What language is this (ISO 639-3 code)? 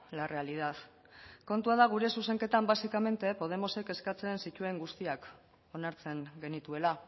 eus